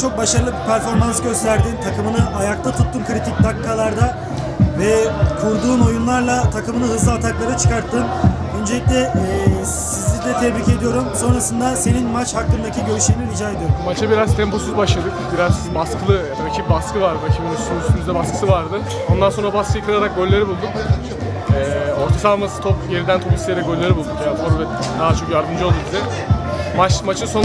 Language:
Turkish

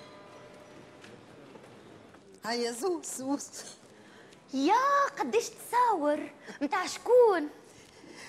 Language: Arabic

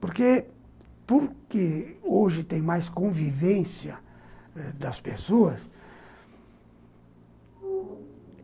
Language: Portuguese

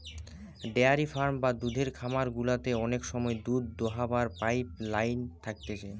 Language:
Bangla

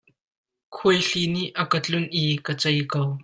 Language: Hakha Chin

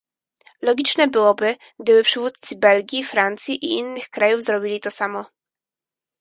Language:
Polish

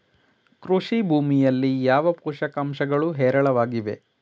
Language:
Kannada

